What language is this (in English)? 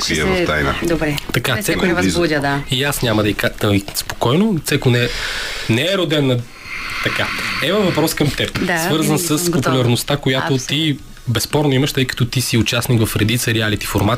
Bulgarian